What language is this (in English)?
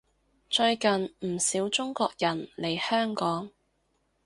Cantonese